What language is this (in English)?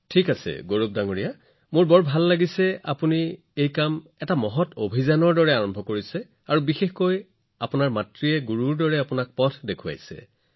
Assamese